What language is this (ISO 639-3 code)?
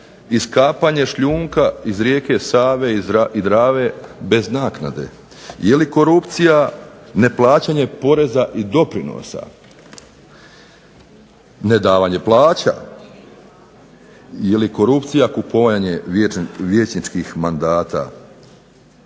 hrv